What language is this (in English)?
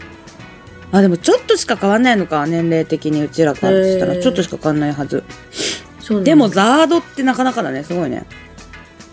Japanese